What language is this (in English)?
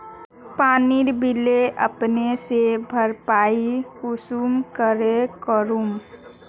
Magahi